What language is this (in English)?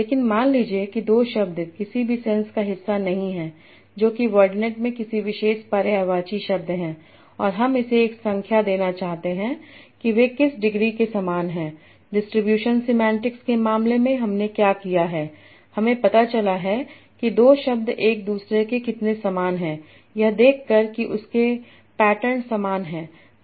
Hindi